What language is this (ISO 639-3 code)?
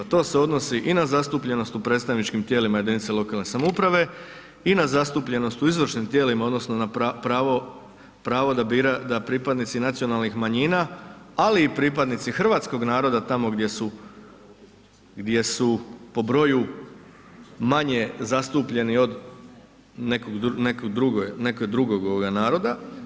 hrv